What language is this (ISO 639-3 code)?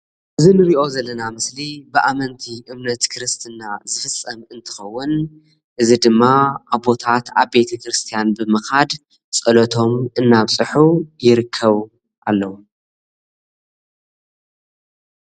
tir